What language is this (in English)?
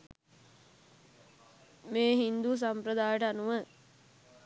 Sinhala